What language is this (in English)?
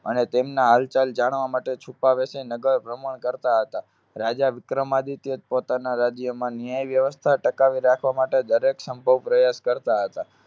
Gujarati